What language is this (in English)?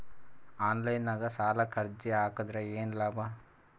Kannada